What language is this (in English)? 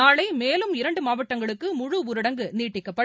Tamil